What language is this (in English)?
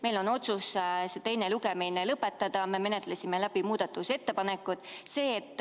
Estonian